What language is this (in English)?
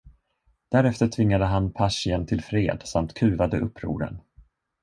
Swedish